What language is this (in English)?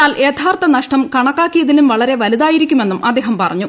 Malayalam